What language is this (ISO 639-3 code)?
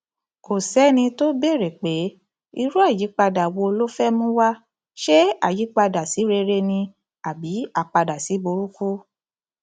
yor